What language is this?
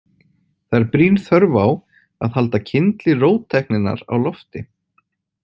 Icelandic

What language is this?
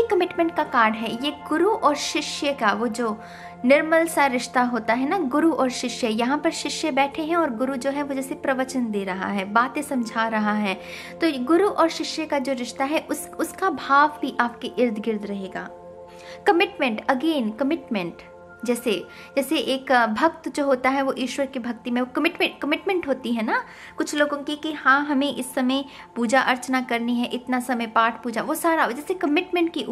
Hindi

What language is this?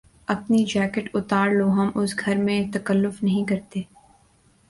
Urdu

